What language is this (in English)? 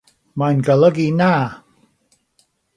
Welsh